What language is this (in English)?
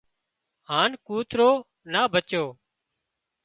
Wadiyara Koli